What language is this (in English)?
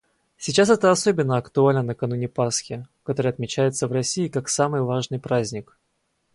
Russian